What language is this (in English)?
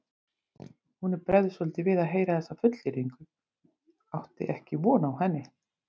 Icelandic